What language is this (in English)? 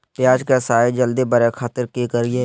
Magahi